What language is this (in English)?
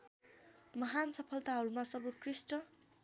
Nepali